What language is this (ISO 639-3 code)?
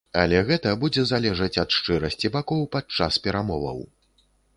bel